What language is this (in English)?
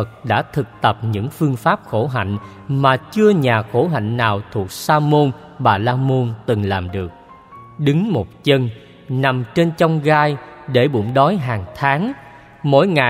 Vietnamese